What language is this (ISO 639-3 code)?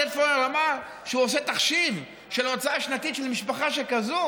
heb